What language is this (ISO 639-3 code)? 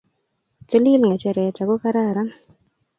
kln